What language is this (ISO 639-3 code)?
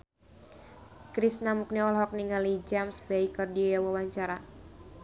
sun